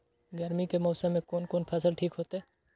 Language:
Maithili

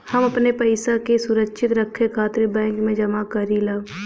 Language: Bhojpuri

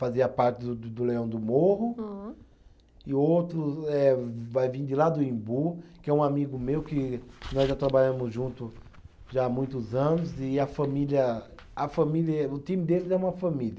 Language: Portuguese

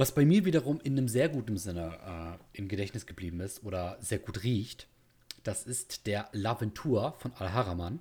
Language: German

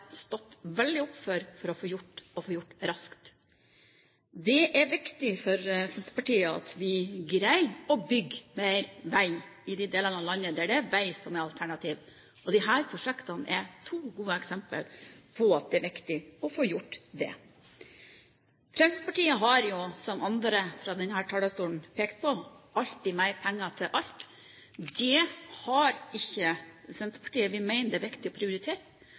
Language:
Norwegian Bokmål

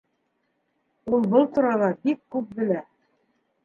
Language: Bashkir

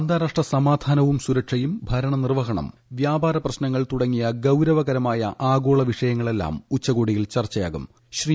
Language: Malayalam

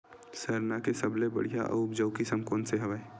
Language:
Chhattisgarhi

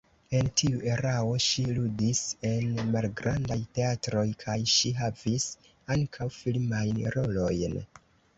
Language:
Esperanto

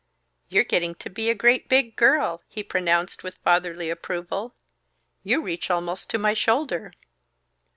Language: English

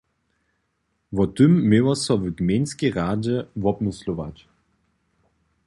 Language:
Upper Sorbian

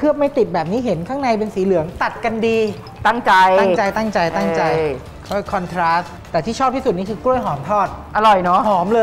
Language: Thai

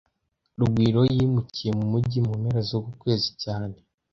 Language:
Kinyarwanda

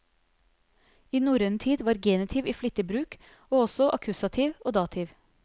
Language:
Norwegian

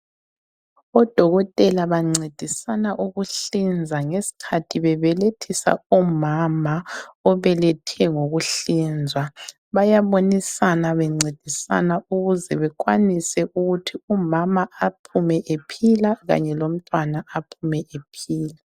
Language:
North Ndebele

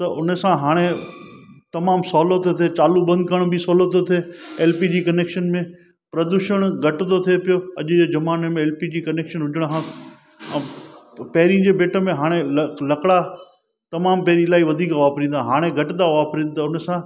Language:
Sindhi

